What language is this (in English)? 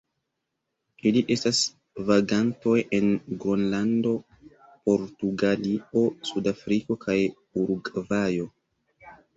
Esperanto